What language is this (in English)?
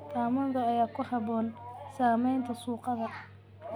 Somali